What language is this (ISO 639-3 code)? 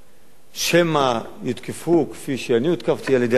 heb